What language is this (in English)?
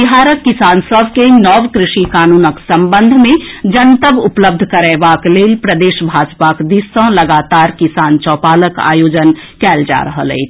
Maithili